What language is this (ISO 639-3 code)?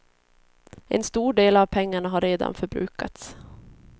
swe